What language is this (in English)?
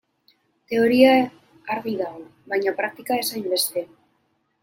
Basque